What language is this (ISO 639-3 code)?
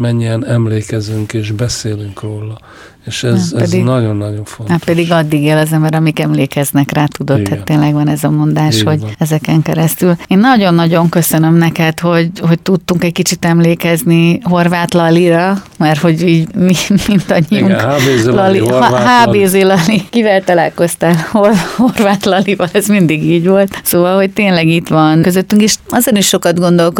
hun